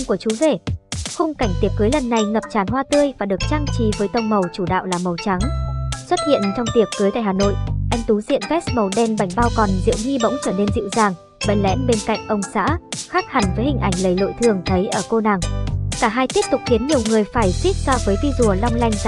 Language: Vietnamese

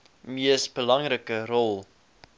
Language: Afrikaans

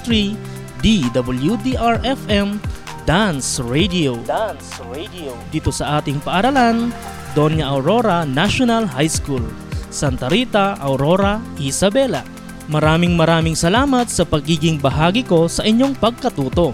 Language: Filipino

